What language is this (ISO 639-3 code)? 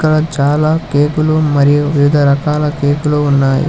tel